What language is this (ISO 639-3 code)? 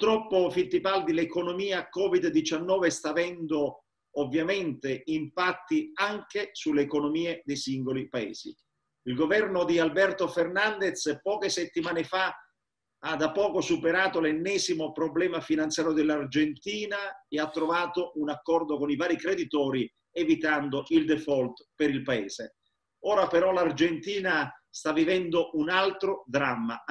ita